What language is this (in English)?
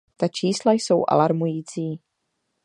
Czech